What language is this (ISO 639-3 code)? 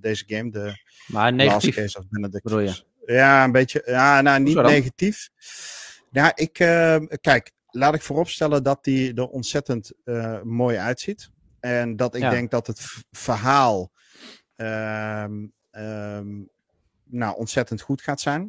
nld